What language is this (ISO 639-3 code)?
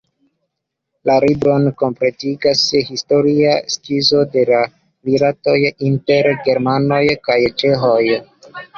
epo